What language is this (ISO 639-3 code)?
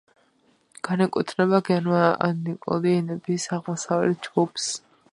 kat